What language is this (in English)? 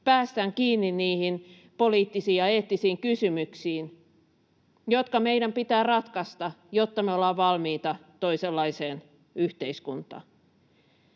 Finnish